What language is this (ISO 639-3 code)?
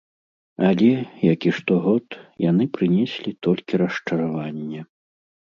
bel